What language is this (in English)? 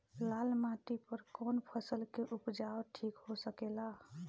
Bhojpuri